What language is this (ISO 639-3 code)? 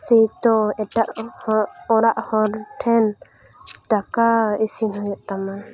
sat